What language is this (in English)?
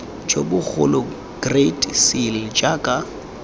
Tswana